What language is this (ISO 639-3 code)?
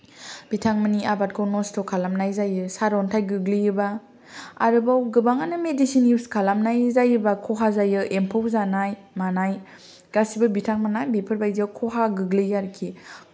brx